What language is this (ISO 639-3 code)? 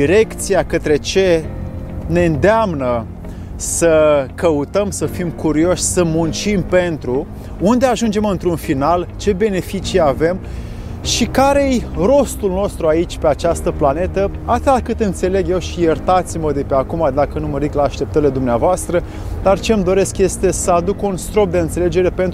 ron